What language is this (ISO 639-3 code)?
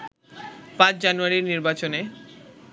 ben